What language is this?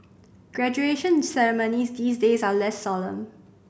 English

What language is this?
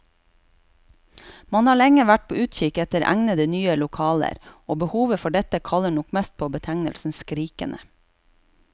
Norwegian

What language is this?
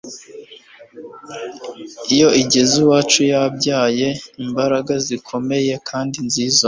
Kinyarwanda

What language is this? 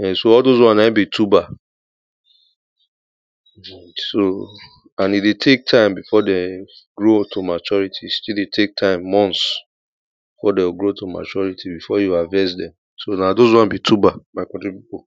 Nigerian Pidgin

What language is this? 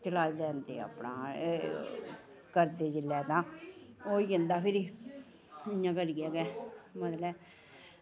Dogri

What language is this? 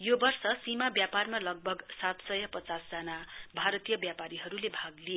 Nepali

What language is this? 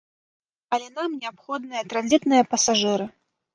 Belarusian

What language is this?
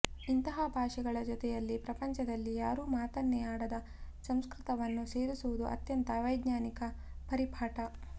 Kannada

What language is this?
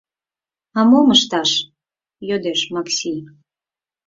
Mari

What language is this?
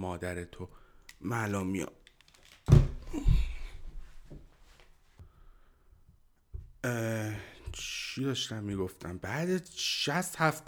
Persian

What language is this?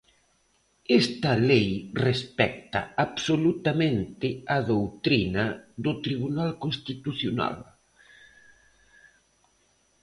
Galician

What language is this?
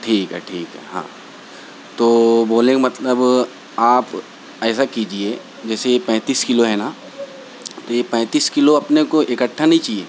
Urdu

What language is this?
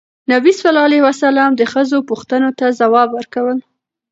Pashto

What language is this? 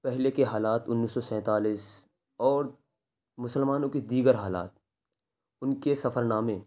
Urdu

